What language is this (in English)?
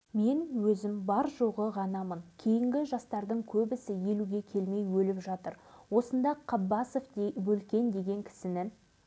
Kazakh